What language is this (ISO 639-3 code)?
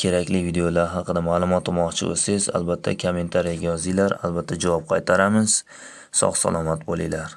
tur